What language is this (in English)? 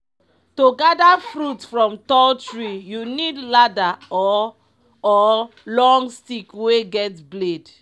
Nigerian Pidgin